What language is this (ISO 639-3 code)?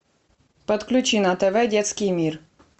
rus